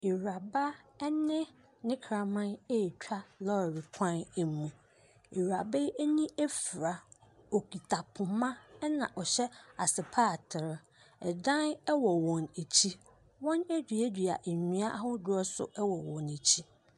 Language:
Akan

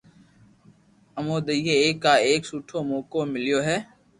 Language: Loarki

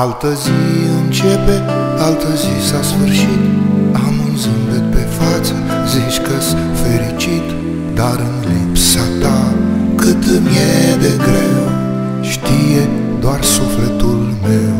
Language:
Spanish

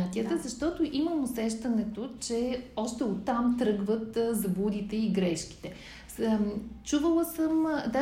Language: Bulgarian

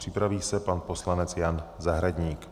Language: Czech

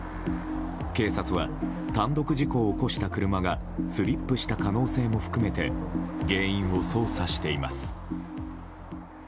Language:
Japanese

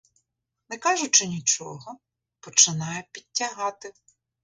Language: Ukrainian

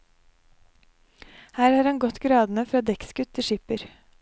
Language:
Norwegian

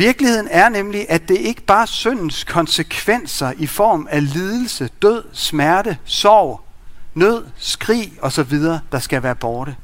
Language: Danish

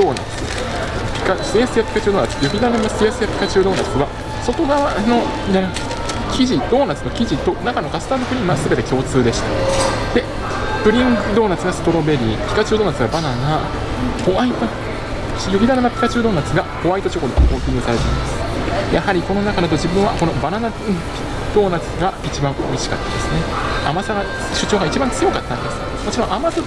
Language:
Japanese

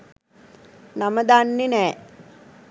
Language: Sinhala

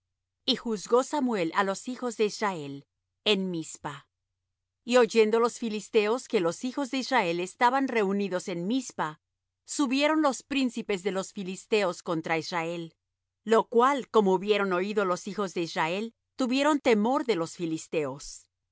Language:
Spanish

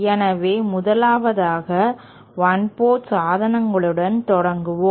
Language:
Tamil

